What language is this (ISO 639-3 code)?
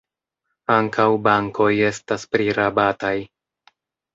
epo